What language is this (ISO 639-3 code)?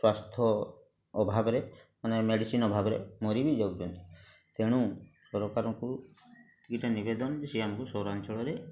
ori